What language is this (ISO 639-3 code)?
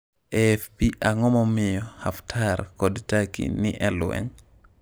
luo